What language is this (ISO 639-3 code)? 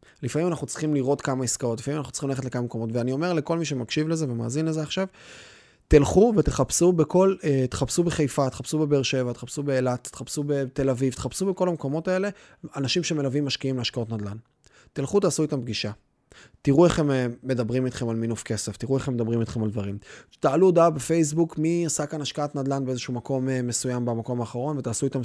heb